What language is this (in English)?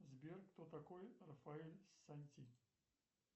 Russian